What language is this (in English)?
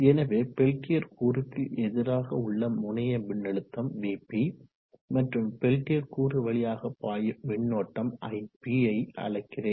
Tamil